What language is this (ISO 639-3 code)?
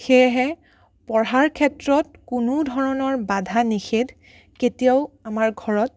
asm